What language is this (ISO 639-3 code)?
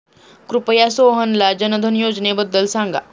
mar